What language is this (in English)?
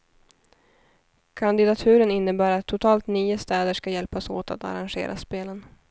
Swedish